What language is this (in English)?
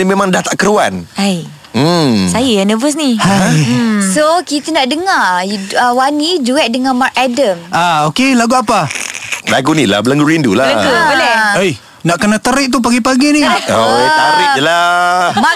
Malay